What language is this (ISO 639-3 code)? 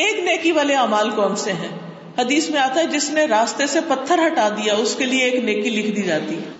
urd